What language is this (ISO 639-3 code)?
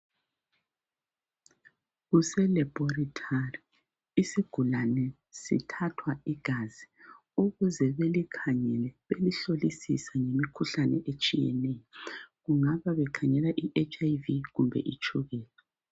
nde